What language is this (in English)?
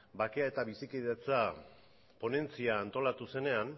Basque